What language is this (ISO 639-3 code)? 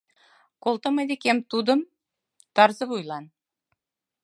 chm